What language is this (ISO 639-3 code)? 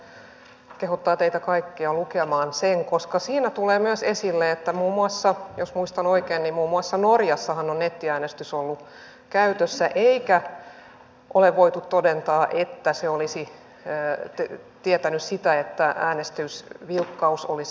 fin